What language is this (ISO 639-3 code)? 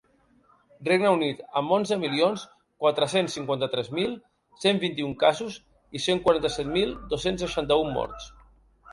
cat